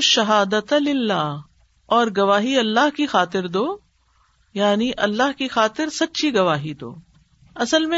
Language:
Urdu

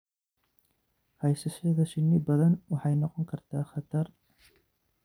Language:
Somali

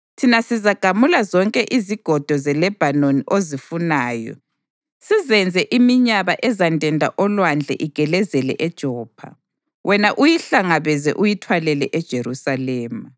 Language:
North Ndebele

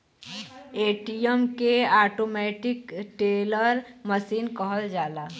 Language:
Bhojpuri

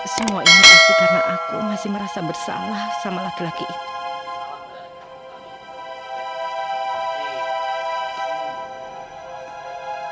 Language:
Indonesian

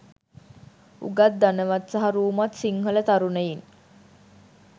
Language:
Sinhala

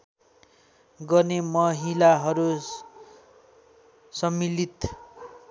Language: Nepali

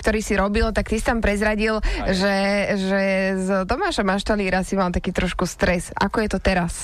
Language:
Slovak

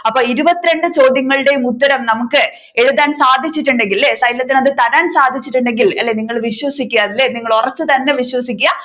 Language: Malayalam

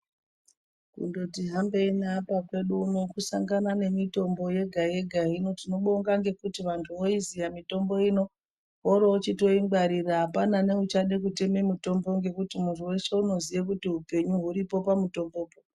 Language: Ndau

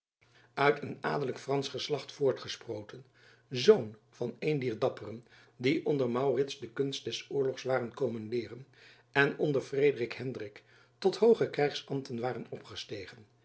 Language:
Dutch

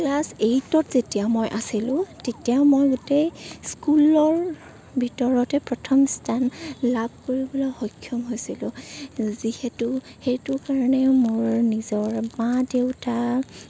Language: Assamese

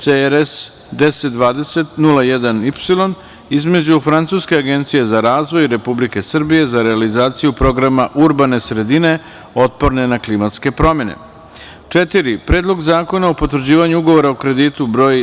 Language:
Serbian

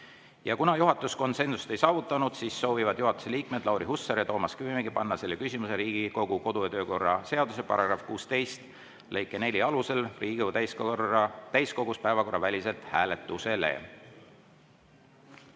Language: Estonian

